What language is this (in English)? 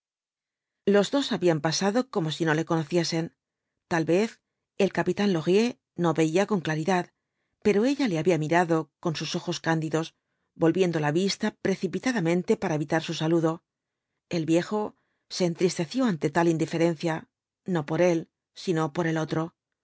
Spanish